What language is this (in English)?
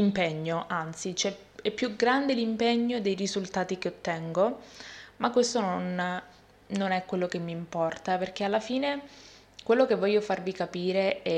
Italian